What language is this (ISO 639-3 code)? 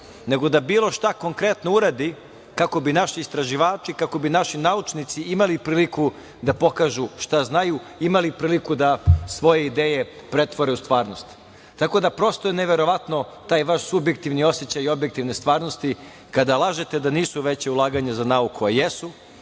srp